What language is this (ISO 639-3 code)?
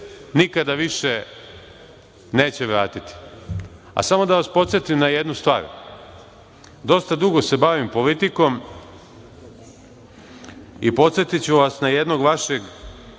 srp